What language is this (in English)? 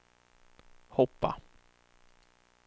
Swedish